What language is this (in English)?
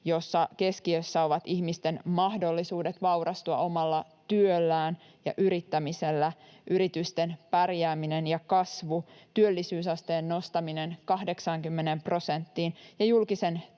Finnish